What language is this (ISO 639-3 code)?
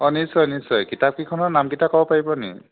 asm